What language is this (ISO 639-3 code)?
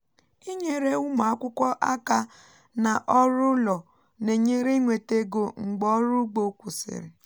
ibo